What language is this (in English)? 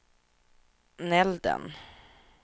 Swedish